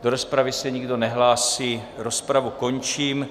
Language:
Czech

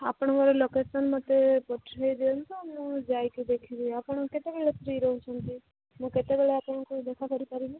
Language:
Odia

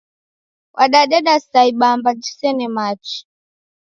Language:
Taita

